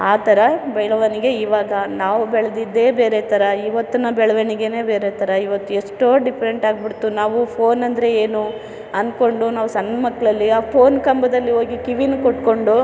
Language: Kannada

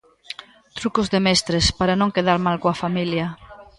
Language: Galician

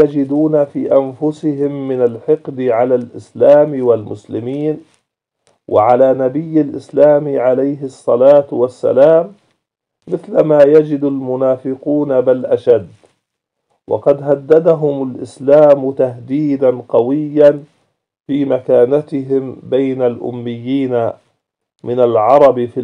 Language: Arabic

